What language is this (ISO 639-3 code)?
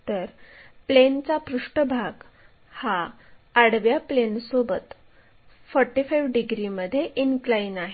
mar